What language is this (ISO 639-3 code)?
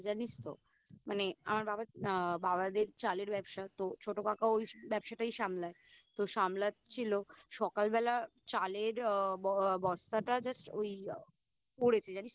ben